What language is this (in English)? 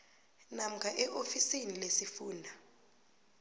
South Ndebele